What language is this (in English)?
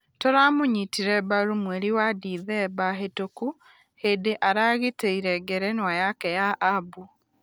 Kikuyu